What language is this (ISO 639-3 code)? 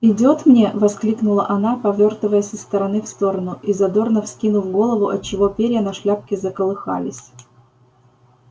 rus